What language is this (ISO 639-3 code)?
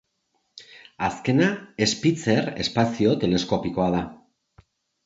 eus